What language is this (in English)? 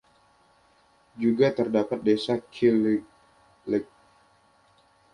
Indonesian